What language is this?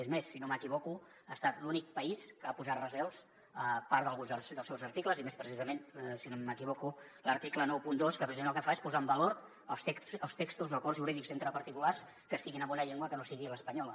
Catalan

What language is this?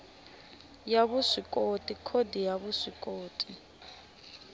Tsonga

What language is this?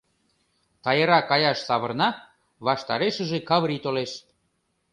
Mari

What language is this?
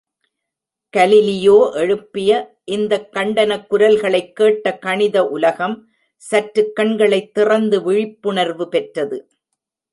Tamil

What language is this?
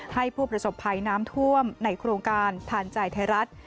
Thai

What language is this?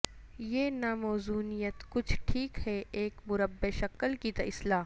Urdu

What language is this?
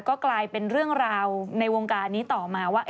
Thai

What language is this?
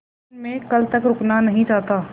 Hindi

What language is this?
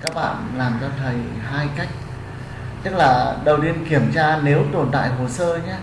Vietnamese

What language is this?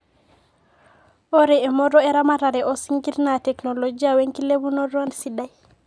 Masai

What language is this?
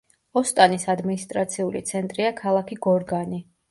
Georgian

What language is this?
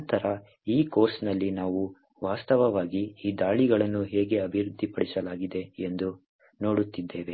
Kannada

